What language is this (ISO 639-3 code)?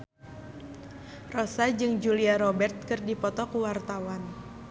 sun